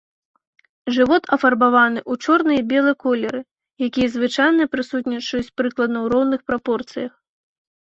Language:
Belarusian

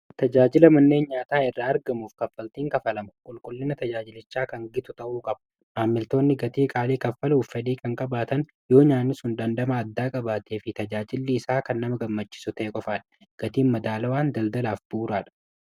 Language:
Oromo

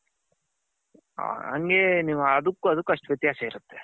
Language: Kannada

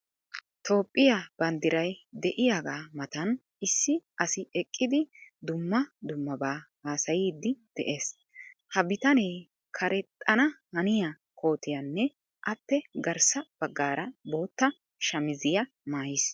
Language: Wolaytta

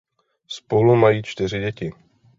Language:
Czech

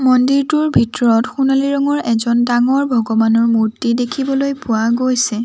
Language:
Assamese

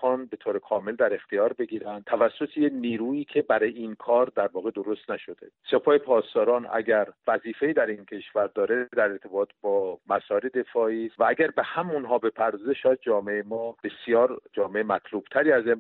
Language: Persian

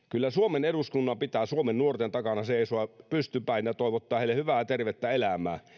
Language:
Finnish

